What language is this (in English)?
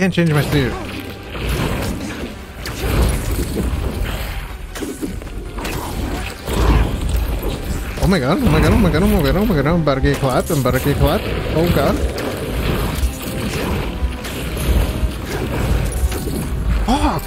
English